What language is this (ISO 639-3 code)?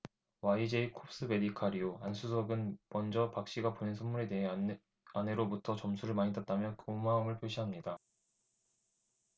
kor